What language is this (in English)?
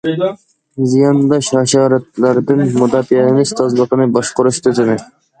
Uyghur